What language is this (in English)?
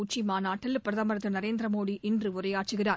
Tamil